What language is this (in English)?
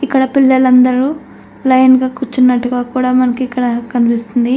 Telugu